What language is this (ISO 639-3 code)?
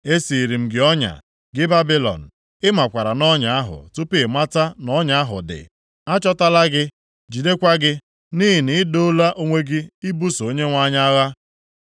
ibo